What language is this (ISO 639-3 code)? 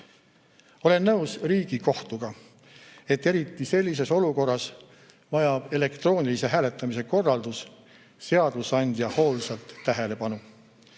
est